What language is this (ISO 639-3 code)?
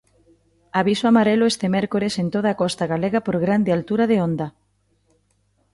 glg